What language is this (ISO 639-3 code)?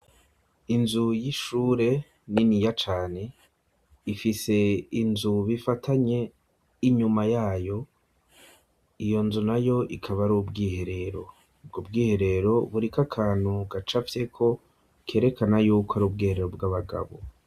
run